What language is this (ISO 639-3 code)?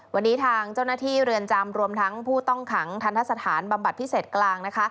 tha